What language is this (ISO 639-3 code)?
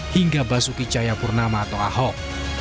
ind